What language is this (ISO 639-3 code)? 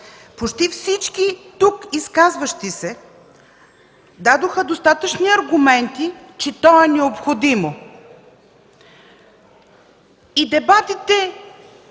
bul